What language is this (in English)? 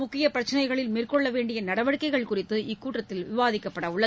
Tamil